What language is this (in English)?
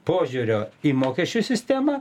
Lithuanian